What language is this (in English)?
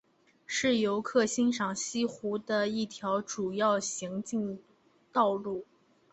Chinese